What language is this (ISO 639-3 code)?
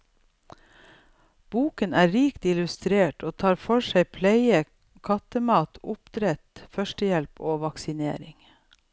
nor